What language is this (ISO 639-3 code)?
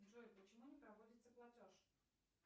rus